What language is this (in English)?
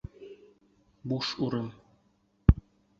Bashkir